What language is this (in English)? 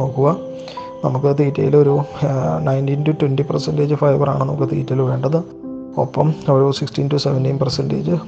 Malayalam